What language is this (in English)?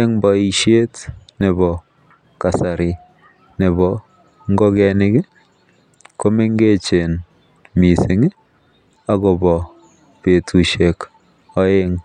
Kalenjin